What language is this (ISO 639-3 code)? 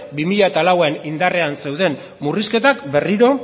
eus